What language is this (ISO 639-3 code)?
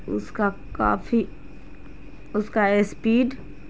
urd